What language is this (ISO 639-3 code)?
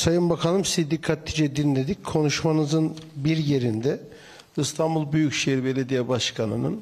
tur